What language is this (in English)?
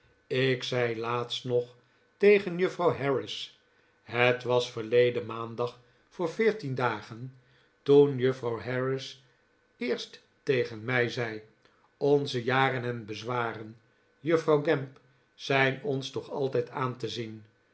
Dutch